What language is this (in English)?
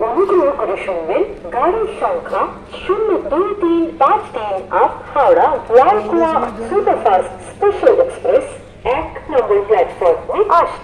Dutch